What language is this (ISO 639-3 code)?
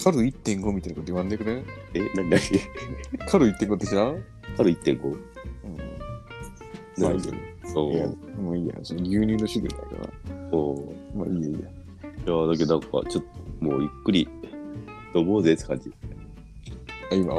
jpn